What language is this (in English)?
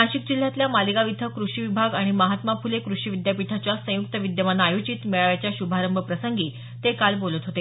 Marathi